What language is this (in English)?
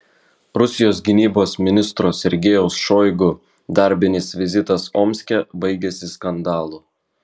Lithuanian